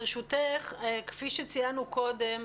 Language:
Hebrew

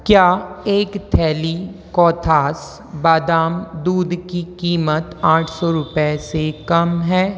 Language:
Hindi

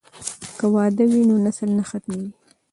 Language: Pashto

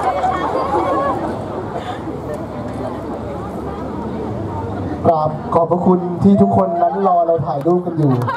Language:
Thai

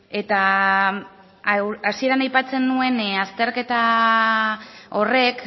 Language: Basque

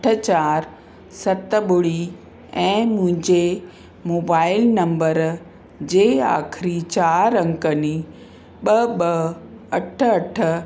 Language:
Sindhi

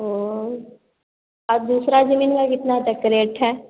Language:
Hindi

